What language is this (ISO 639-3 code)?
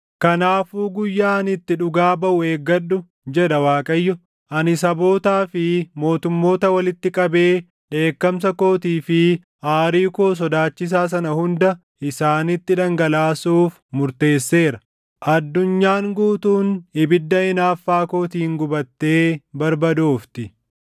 orm